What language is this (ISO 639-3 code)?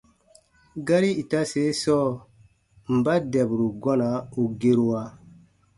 bba